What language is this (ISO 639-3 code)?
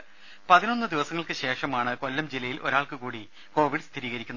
mal